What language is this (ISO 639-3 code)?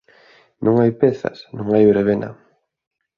glg